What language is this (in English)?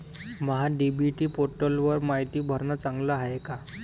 Marathi